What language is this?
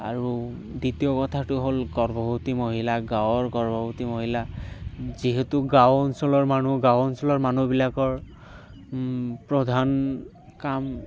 Assamese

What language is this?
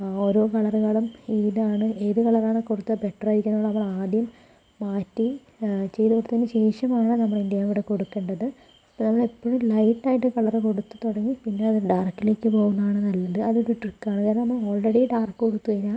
Malayalam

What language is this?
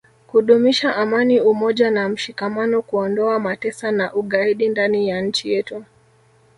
Swahili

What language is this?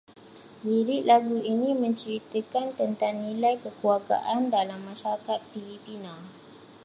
Malay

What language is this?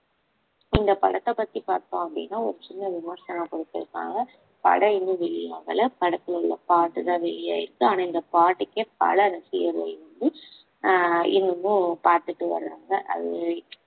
Tamil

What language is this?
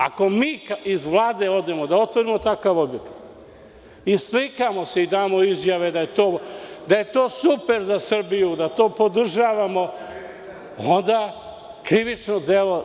Serbian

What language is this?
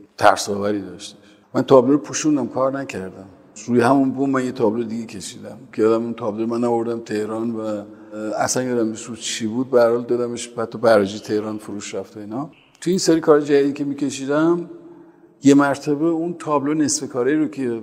Persian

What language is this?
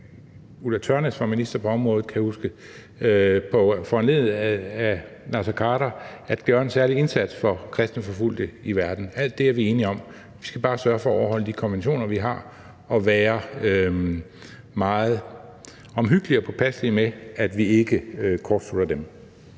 Danish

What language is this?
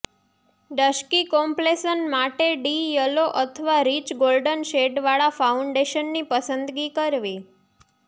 Gujarati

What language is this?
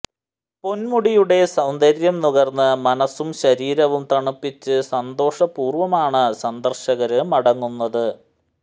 Malayalam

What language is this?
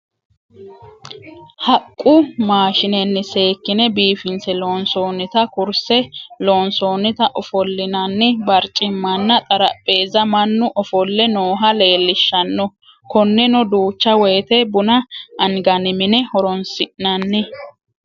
Sidamo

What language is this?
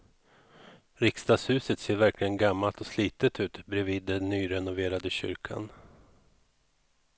Swedish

